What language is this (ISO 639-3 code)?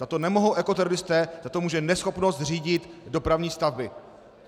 ces